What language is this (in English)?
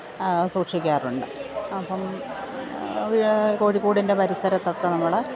Malayalam